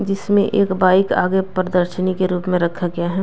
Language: Hindi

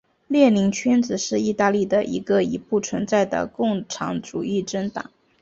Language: Chinese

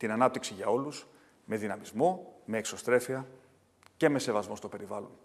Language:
Greek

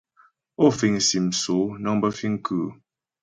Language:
Ghomala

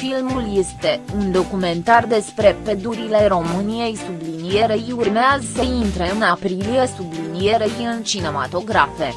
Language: Romanian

